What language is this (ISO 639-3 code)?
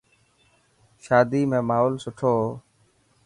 mki